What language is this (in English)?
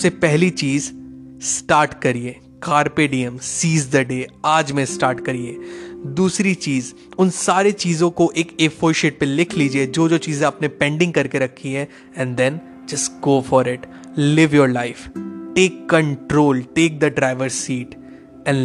Hindi